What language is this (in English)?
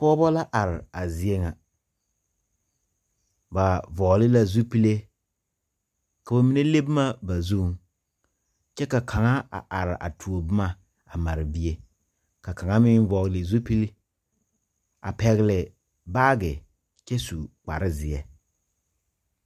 Southern Dagaare